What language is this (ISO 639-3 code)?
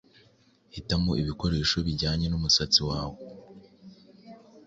kin